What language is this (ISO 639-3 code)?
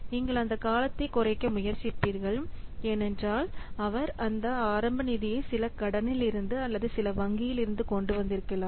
tam